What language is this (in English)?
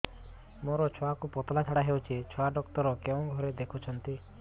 Odia